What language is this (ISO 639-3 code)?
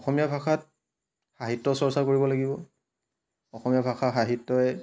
asm